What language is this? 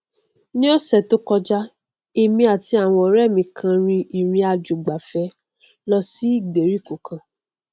Yoruba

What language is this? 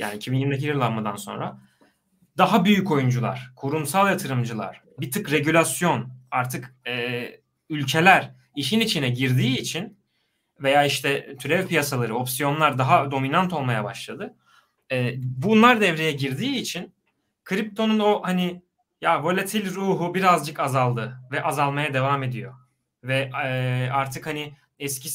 Turkish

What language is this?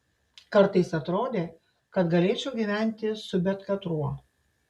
Lithuanian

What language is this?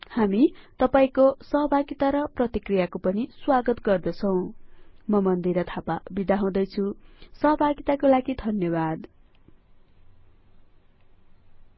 Nepali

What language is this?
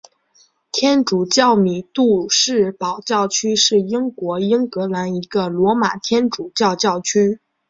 Chinese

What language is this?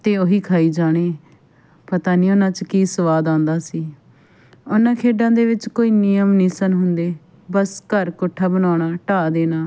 Punjabi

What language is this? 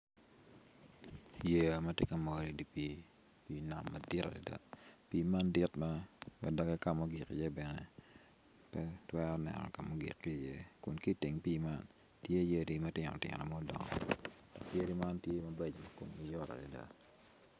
Acoli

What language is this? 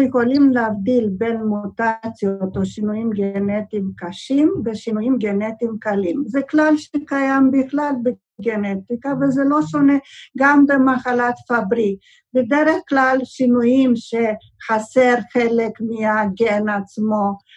Hebrew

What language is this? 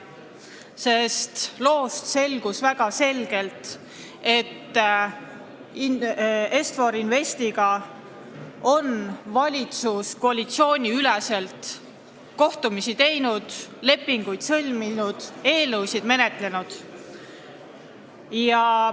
Estonian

